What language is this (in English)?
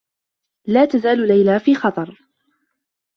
Arabic